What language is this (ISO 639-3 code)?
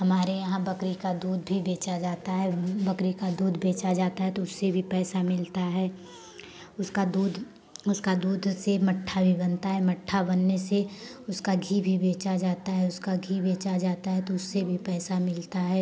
hin